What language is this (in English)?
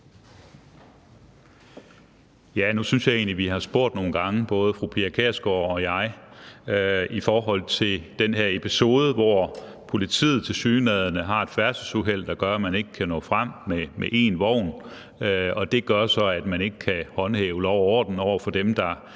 Danish